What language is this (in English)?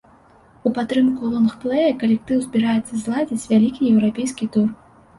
Belarusian